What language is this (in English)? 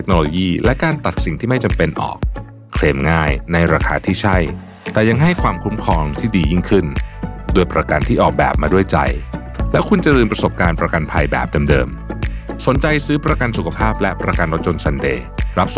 Thai